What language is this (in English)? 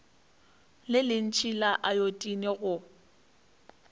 Northern Sotho